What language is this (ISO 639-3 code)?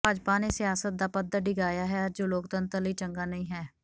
pan